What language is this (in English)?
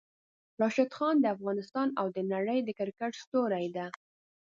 Pashto